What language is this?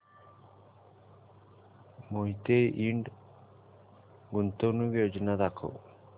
Marathi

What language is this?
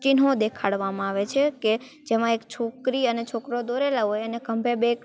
Gujarati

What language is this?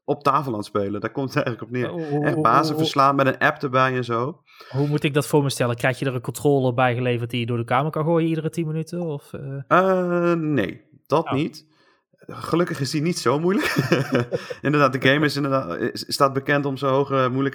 Dutch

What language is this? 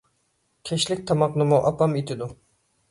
Uyghur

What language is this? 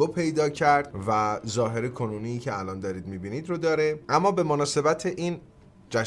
Persian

